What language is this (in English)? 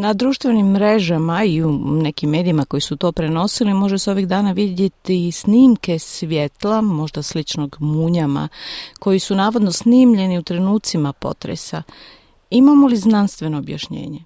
Croatian